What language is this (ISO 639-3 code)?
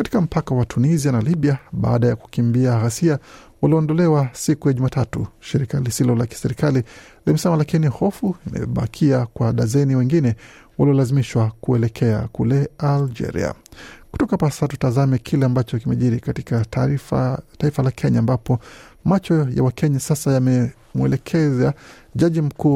swa